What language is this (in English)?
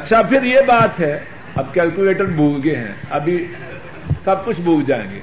Urdu